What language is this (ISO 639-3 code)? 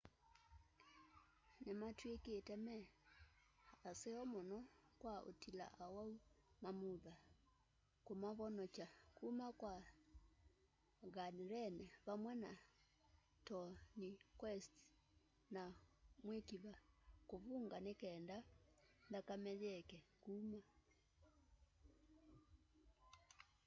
kam